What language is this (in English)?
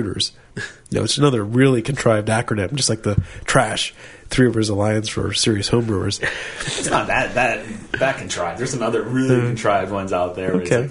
English